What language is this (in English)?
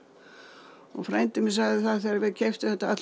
Icelandic